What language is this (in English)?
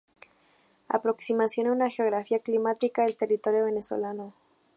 Spanish